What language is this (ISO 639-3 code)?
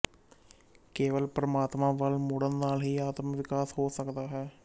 pan